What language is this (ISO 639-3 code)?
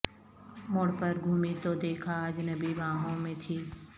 urd